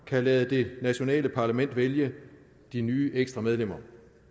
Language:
Danish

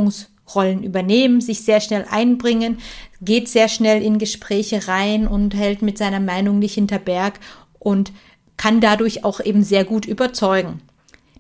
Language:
German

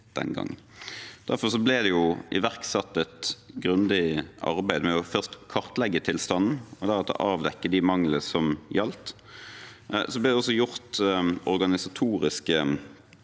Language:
Norwegian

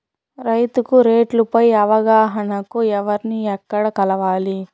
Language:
Telugu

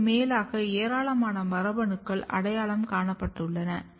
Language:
Tamil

